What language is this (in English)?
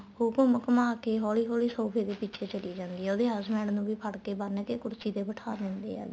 Punjabi